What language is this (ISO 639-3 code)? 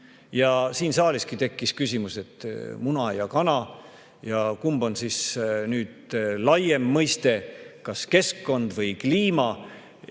est